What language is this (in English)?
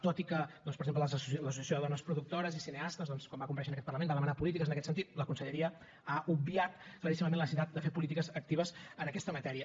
Catalan